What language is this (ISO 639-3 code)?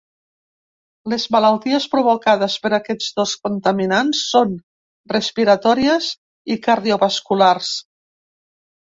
cat